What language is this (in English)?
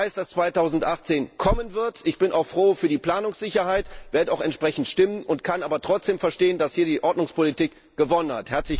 German